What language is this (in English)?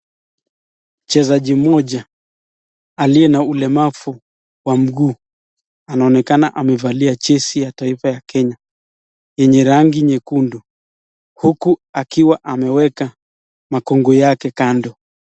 Swahili